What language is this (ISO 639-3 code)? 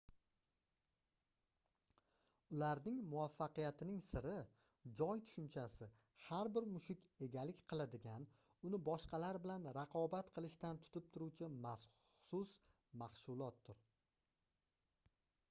uzb